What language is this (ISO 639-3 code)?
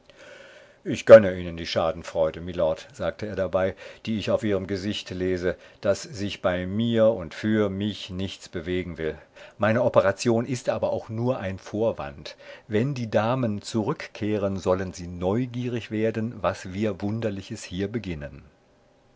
deu